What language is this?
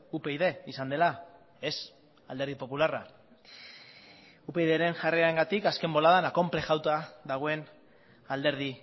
Basque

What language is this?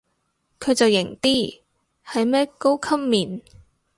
Cantonese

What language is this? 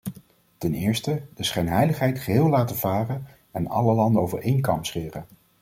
Dutch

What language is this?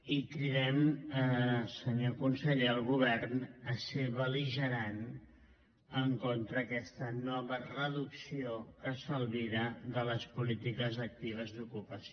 Catalan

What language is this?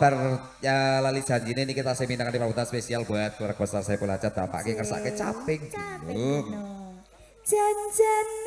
Indonesian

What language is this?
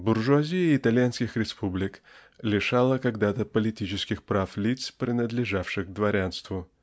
Russian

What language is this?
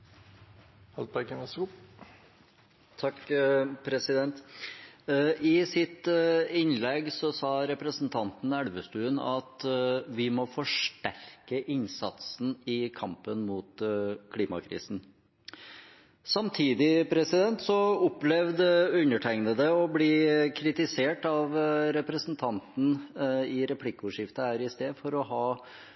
Norwegian Bokmål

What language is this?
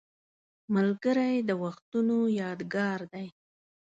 Pashto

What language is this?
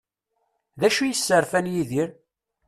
Kabyle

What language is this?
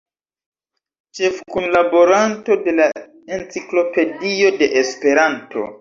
Esperanto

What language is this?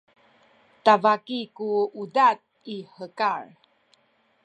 Sakizaya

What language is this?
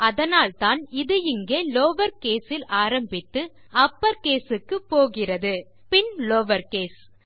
Tamil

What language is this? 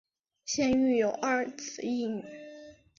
Chinese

